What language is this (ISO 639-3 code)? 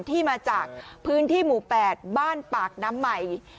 tha